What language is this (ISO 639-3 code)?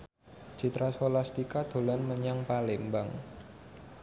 jav